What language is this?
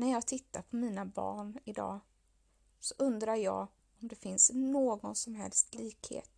Swedish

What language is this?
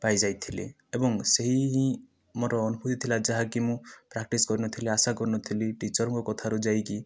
Odia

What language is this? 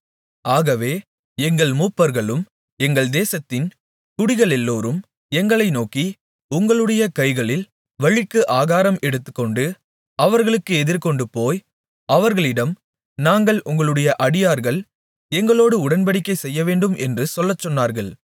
Tamil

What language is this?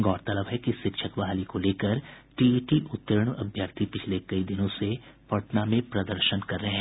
Hindi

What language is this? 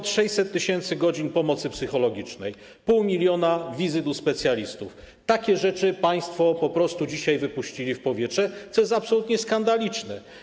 Polish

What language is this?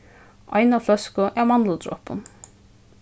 Faroese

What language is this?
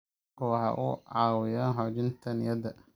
Somali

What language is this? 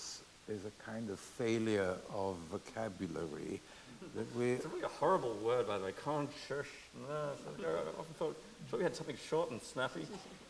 English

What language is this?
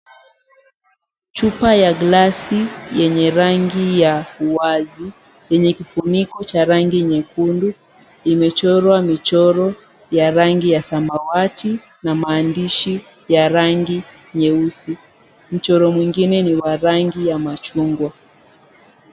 Swahili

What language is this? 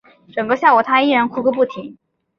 Chinese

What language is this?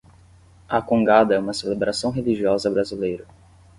Portuguese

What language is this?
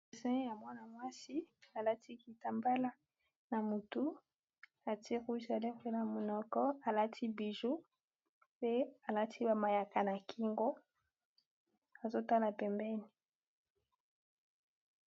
Lingala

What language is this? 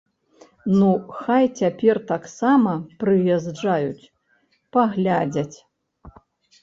Belarusian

